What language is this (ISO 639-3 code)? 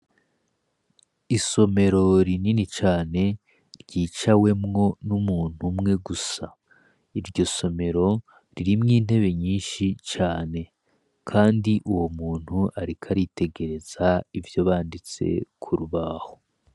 run